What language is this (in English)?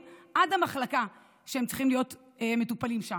Hebrew